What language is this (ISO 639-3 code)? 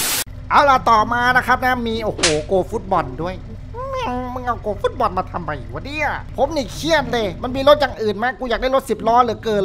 tha